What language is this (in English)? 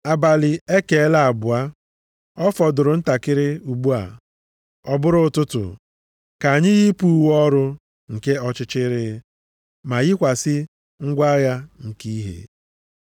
Igbo